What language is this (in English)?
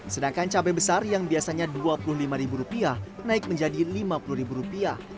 Indonesian